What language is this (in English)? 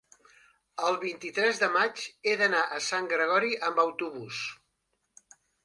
Catalan